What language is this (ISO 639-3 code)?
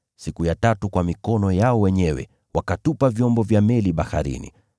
swa